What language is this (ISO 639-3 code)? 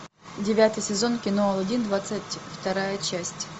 rus